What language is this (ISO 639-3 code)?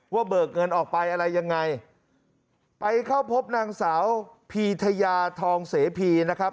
tha